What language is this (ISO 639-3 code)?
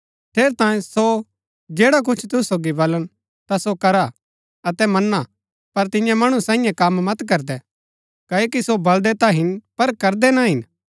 gbk